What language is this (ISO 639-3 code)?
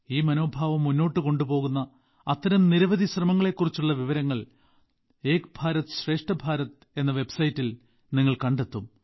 mal